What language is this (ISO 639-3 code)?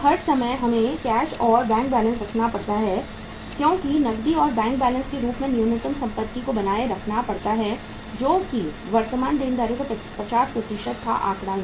hin